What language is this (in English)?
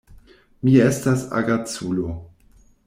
Esperanto